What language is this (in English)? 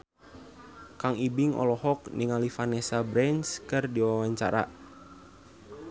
Sundanese